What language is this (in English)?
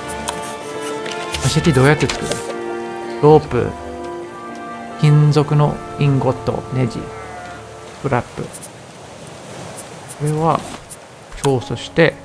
Japanese